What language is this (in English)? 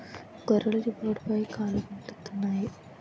Telugu